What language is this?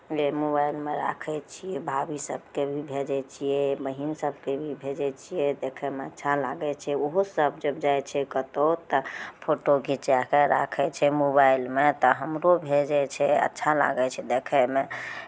Maithili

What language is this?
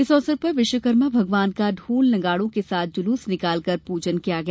Hindi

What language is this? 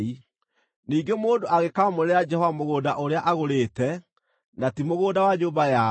Kikuyu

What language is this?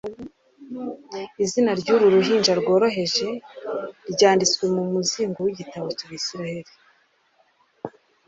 Kinyarwanda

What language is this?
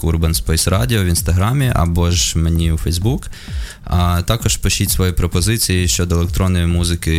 Ukrainian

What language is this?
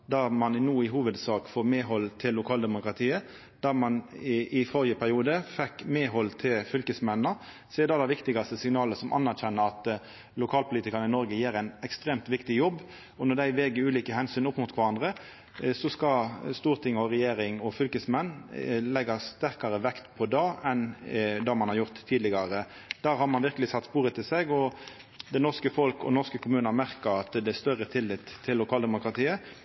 Norwegian Nynorsk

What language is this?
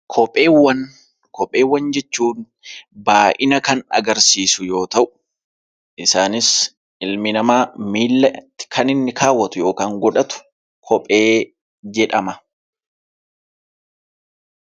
Oromo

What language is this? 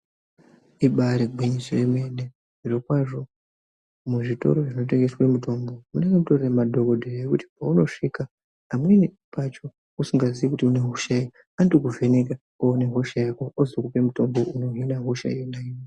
Ndau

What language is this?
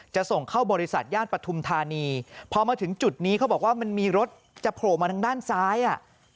Thai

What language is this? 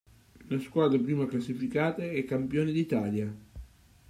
Italian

